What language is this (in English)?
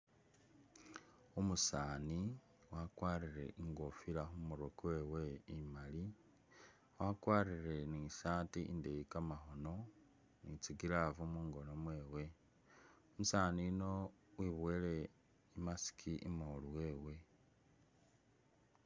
Masaaba